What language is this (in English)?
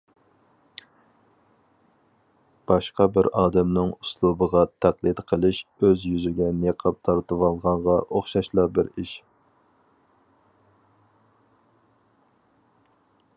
Uyghur